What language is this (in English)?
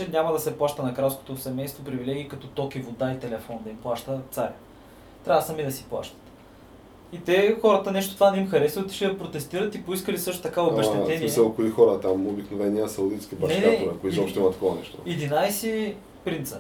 Bulgarian